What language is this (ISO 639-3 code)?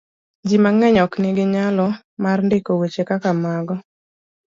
luo